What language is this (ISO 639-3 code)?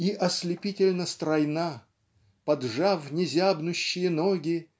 rus